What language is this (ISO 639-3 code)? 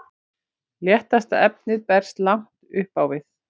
isl